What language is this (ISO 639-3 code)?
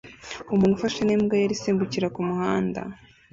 kin